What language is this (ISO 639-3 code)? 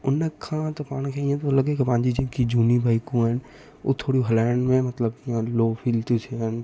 snd